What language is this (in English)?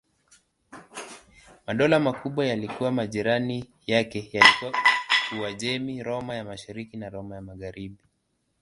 Swahili